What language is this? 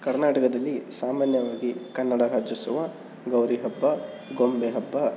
Kannada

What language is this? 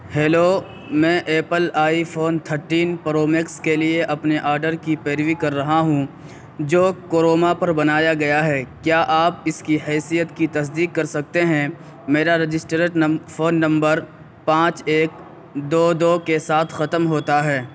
Urdu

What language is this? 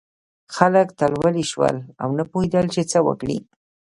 Pashto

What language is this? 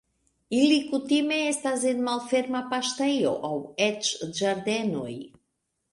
Esperanto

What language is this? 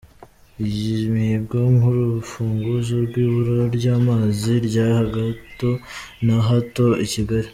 Kinyarwanda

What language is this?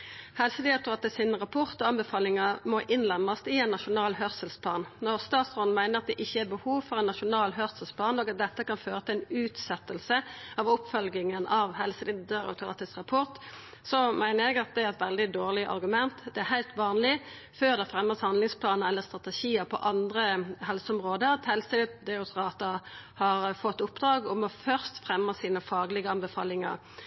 Norwegian Nynorsk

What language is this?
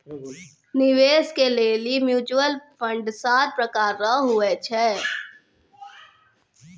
Maithili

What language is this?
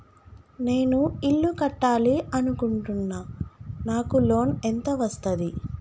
Telugu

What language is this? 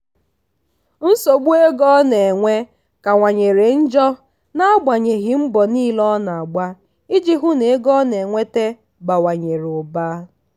Igbo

